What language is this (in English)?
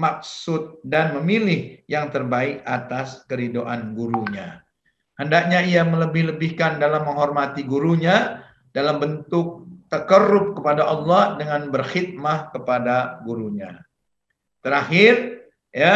Indonesian